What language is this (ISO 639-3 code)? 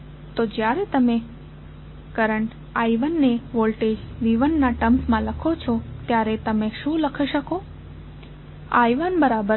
guj